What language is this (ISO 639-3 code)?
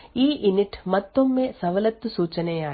kan